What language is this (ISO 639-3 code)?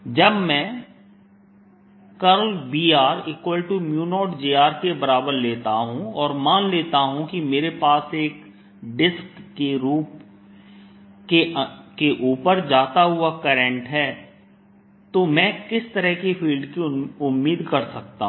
hin